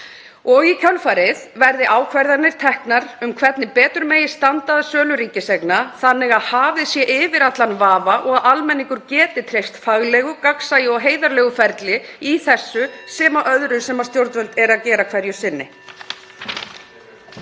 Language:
Icelandic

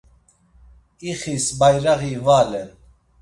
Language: Laz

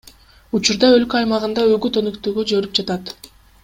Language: Kyrgyz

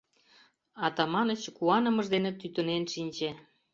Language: Mari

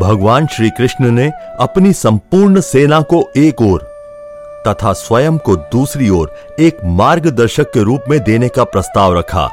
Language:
Hindi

